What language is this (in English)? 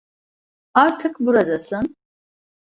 Turkish